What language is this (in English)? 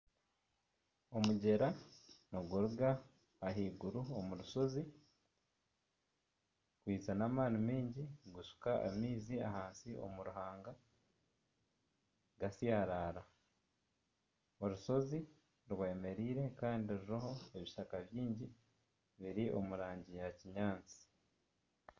Nyankole